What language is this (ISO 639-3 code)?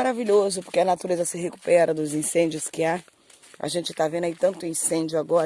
por